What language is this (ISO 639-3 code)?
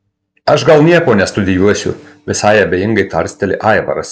lit